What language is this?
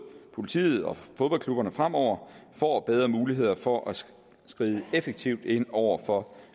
Danish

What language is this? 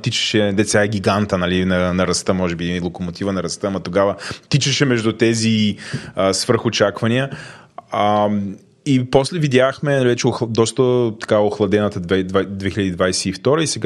Bulgarian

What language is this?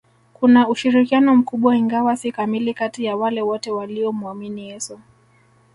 Swahili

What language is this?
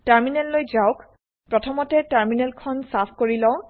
Assamese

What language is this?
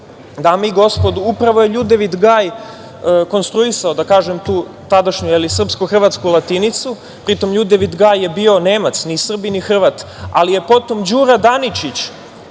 Serbian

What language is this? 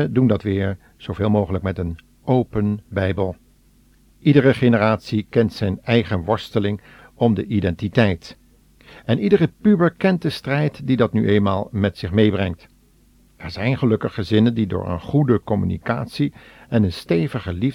Dutch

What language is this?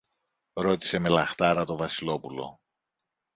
Greek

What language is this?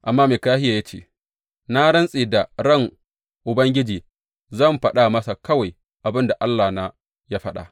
Hausa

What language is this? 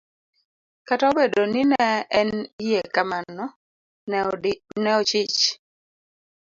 Luo (Kenya and Tanzania)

